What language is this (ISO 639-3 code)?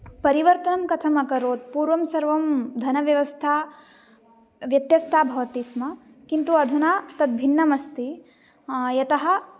san